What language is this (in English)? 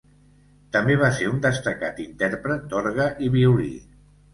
Catalan